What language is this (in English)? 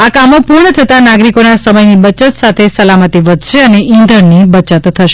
Gujarati